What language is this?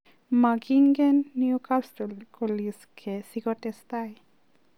Kalenjin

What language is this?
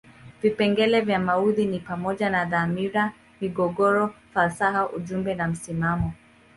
Swahili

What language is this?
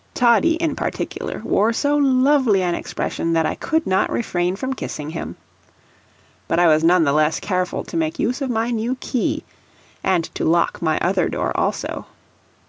English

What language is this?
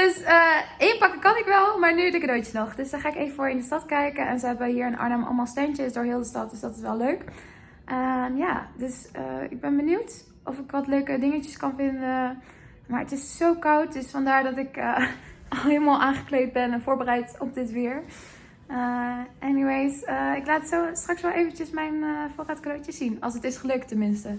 Dutch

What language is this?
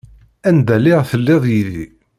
Kabyle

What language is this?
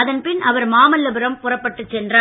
Tamil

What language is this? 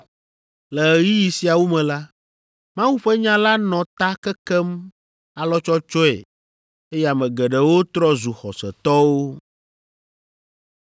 Ewe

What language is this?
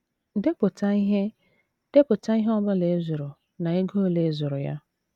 Igbo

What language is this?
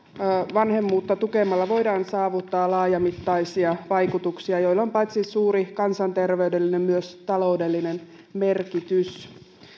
Finnish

